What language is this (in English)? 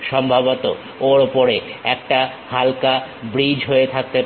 Bangla